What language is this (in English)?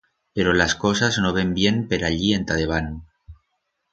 Aragonese